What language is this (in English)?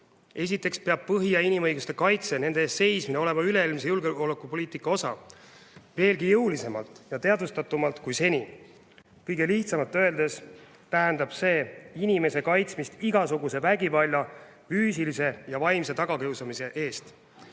Estonian